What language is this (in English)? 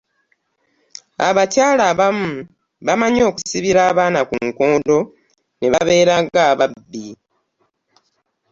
Ganda